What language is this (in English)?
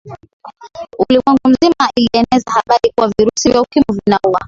Swahili